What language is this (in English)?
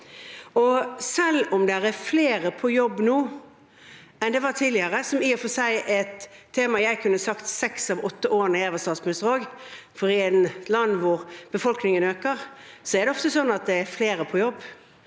Norwegian